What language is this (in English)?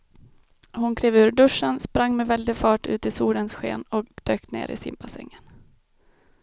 Swedish